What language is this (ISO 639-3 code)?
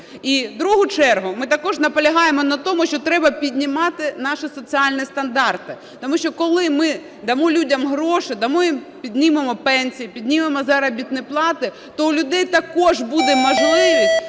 ukr